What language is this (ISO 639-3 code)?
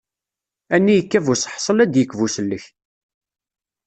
kab